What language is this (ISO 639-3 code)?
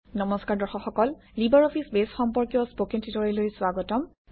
asm